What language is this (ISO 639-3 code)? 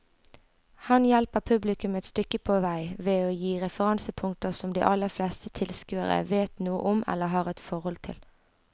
nor